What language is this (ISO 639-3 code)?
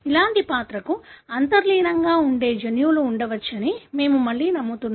tel